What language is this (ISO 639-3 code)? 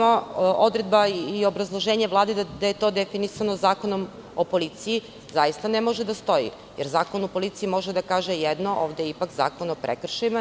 srp